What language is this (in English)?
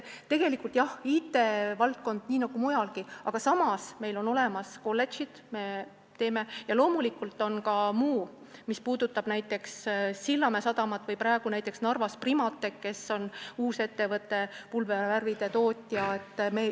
Estonian